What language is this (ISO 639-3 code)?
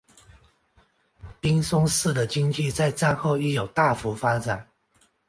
zho